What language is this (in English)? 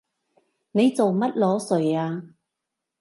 Cantonese